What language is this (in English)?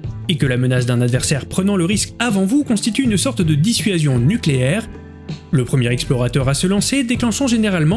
French